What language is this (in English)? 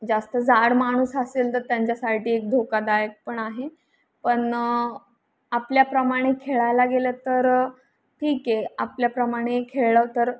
Marathi